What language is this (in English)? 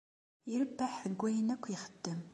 Kabyle